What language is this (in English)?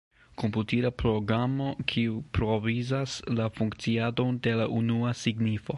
Esperanto